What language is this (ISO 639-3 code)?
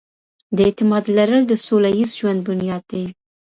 pus